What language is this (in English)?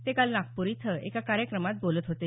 Marathi